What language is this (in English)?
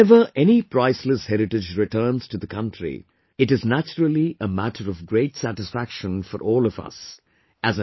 English